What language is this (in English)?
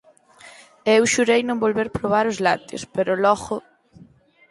Galician